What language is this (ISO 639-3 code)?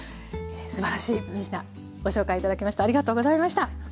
jpn